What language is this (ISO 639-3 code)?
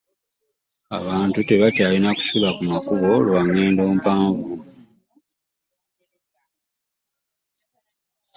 lug